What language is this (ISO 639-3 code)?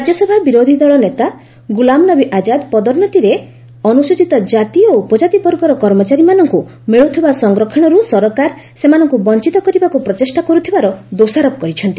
ori